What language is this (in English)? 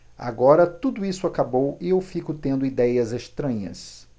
Portuguese